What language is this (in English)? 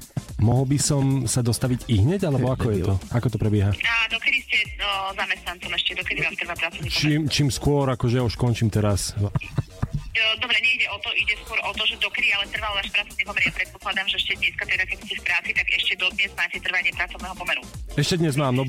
Slovak